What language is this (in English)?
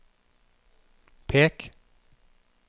Norwegian